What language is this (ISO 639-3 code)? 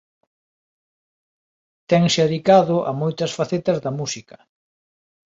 glg